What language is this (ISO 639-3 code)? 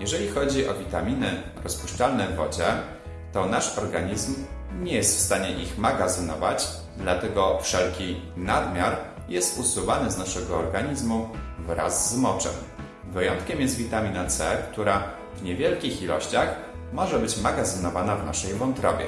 pol